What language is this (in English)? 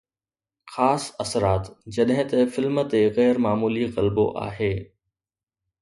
Sindhi